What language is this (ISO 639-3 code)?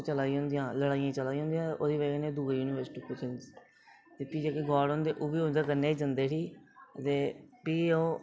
doi